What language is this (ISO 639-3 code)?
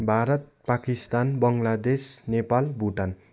nep